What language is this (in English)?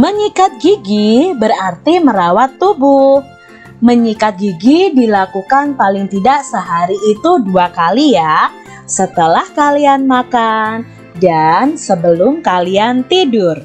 Indonesian